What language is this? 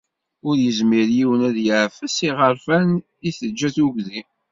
Kabyle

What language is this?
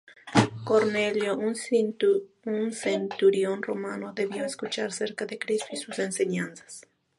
Spanish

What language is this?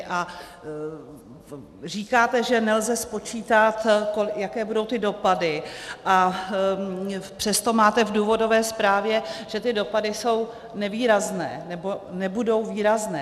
Czech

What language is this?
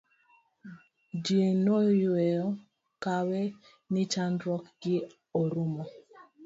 Luo (Kenya and Tanzania)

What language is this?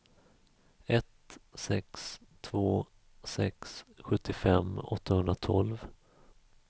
Swedish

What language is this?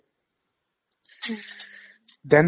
Assamese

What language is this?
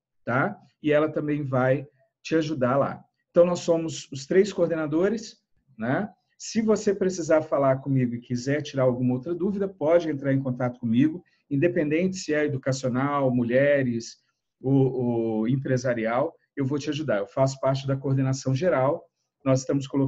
Portuguese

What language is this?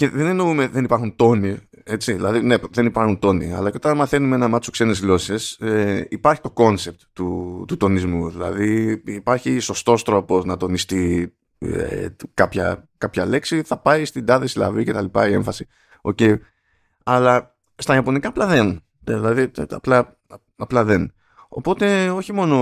Greek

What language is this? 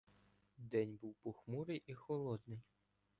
Ukrainian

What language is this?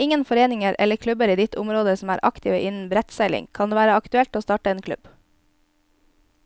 Norwegian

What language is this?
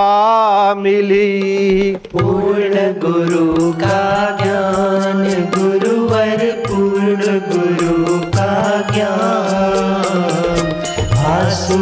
Hindi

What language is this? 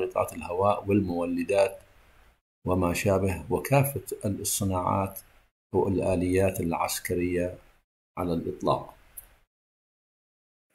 Arabic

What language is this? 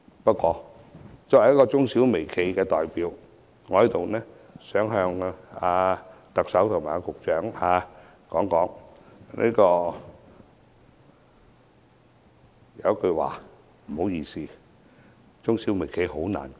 Cantonese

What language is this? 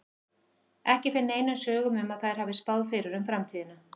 Icelandic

